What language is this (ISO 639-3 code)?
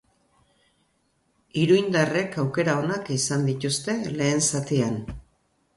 eus